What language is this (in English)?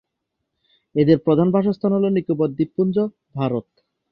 Bangla